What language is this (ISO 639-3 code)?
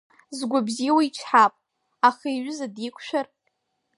abk